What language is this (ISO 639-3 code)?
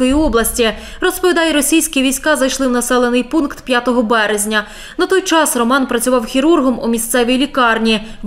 ukr